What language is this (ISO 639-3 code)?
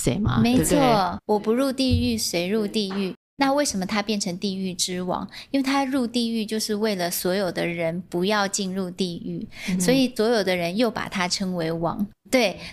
zho